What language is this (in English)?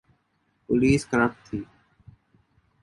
Urdu